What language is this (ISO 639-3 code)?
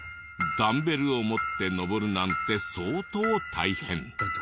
jpn